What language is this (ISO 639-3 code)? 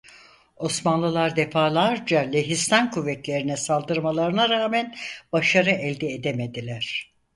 tur